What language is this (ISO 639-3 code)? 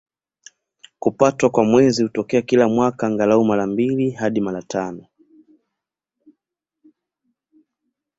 swa